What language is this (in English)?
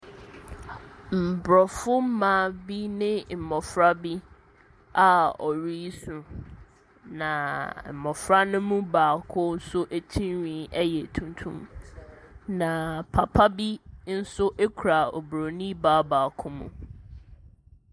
Akan